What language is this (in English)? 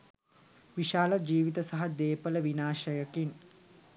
Sinhala